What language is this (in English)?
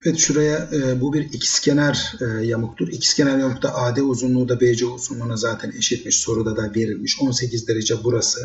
Turkish